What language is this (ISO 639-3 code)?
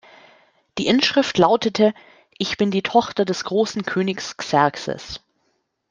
deu